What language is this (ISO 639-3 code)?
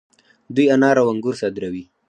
pus